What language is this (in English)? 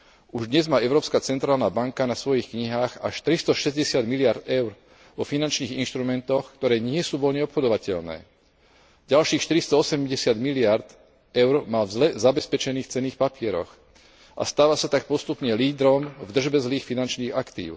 Slovak